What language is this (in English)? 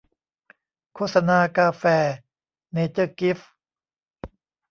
Thai